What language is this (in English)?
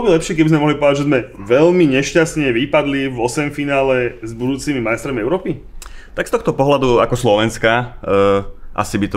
Slovak